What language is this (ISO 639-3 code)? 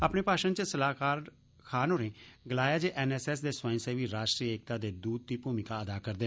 doi